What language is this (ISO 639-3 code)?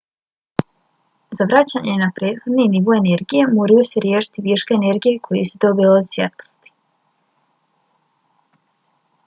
bos